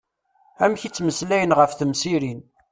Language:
Kabyle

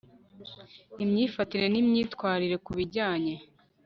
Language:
Kinyarwanda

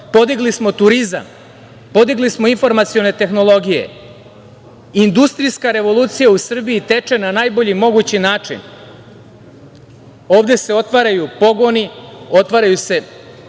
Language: Serbian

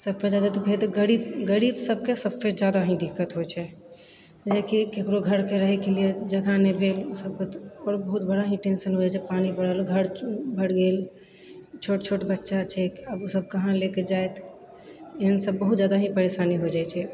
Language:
Maithili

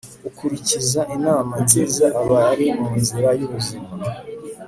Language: Kinyarwanda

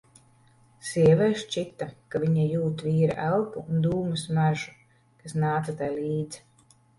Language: Latvian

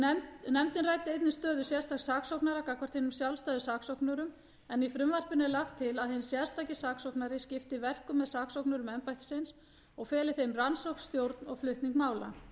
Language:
Icelandic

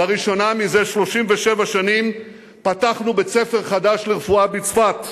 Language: Hebrew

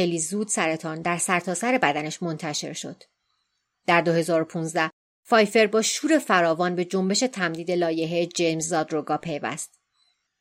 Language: Persian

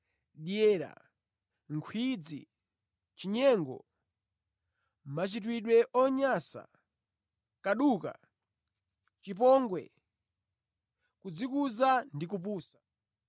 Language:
Nyanja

